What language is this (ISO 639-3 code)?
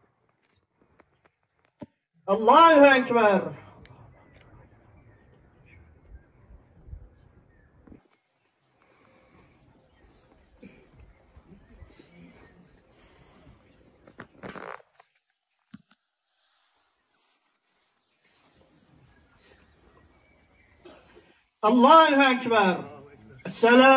tur